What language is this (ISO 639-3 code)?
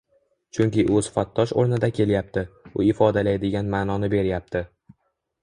uzb